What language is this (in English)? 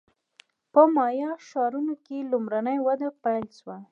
Pashto